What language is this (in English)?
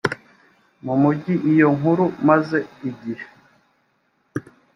Kinyarwanda